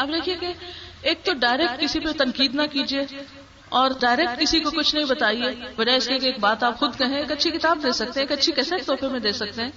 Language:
Urdu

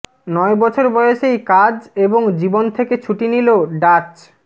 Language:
Bangla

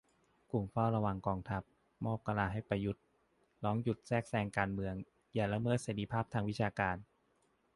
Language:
Thai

